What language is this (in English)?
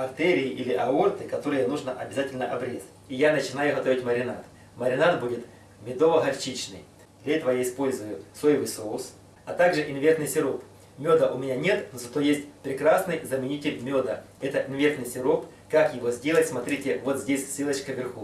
Russian